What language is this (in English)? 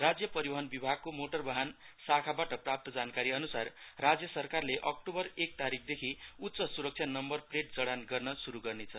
Nepali